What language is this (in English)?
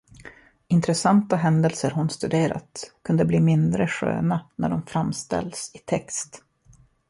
Swedish